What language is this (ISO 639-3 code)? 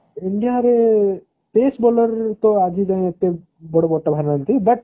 ori